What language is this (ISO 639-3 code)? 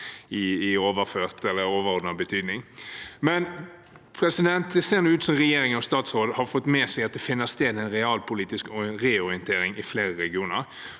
nor